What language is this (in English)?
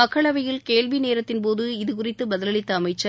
Tamil